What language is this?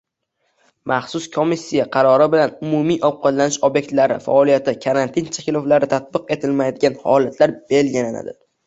Uzbek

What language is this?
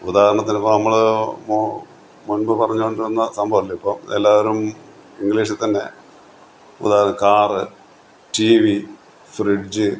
Malayalam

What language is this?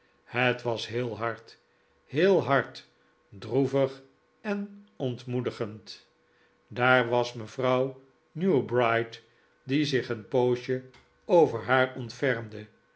Dutch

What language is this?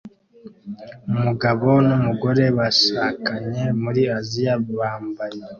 Kinyarwanda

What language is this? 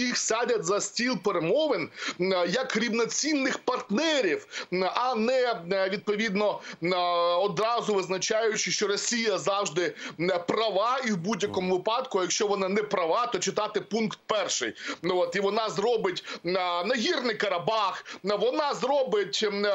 Ukrainian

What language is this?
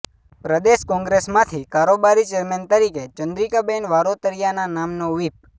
Gujarati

